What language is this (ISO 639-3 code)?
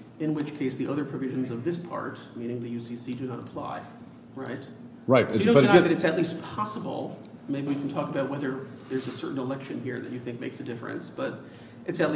eng